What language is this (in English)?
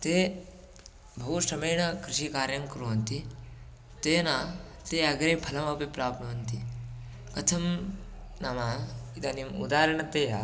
Sanskrit